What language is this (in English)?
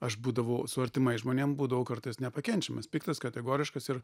Lithuanian